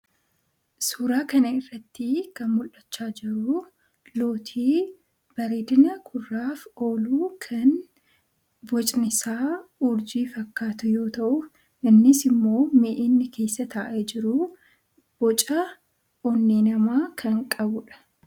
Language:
Oromo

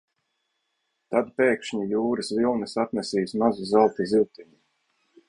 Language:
Latvian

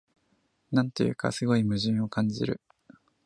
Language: Japanese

